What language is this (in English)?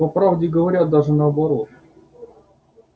Russian